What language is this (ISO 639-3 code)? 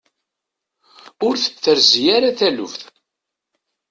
kab